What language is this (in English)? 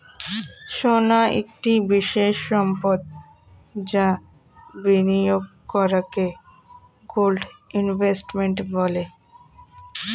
Bangla